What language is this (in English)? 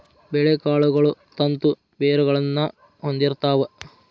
Kannada